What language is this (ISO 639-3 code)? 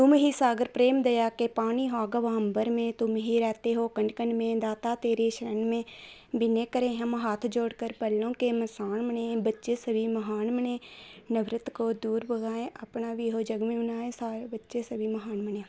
doi